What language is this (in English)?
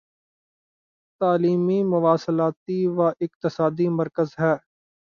Urdu